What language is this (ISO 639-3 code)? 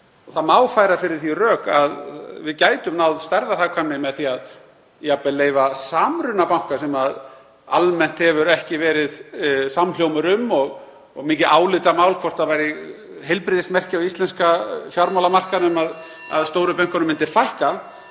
isl